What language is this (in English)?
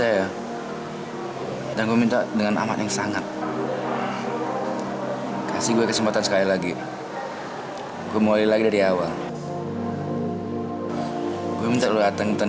Indonesian